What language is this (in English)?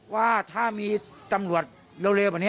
Thai